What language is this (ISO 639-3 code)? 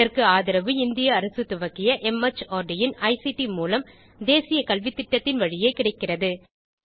tam